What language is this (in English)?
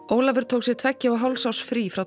Icelandic